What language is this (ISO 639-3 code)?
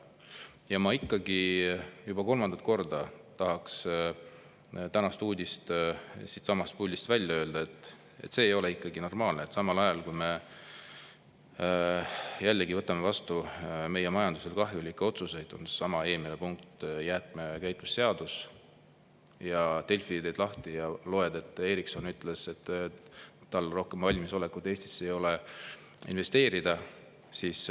est